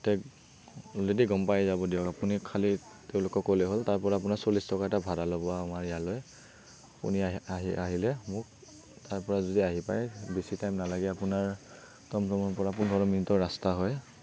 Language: Assamese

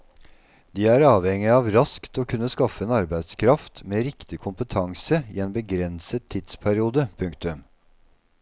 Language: Norwegian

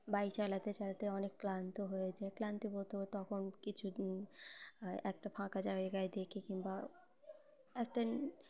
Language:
Bangla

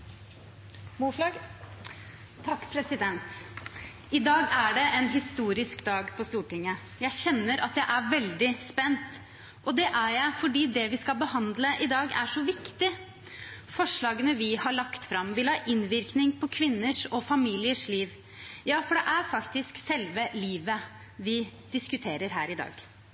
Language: Norwegian Bokmål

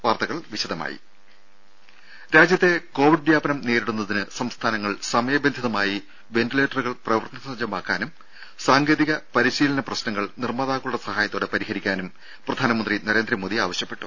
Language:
Malayalam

